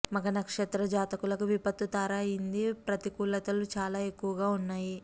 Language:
Telugu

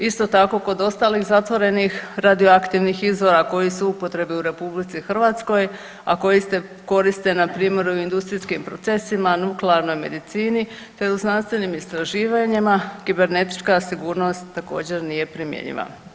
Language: Croatian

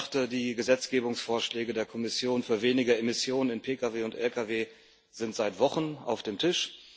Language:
German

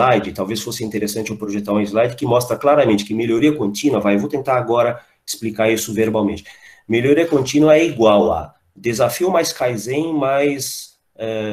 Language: Portuguese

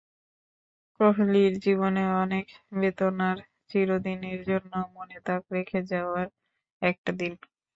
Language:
Bangla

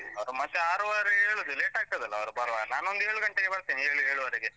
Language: Kannada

